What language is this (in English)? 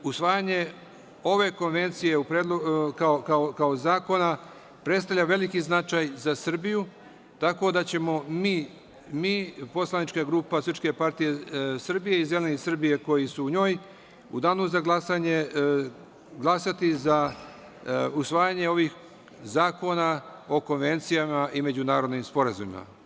Serbian